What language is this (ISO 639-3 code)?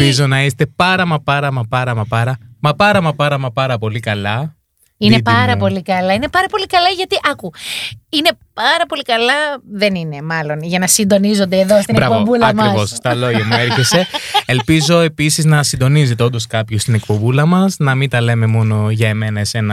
ell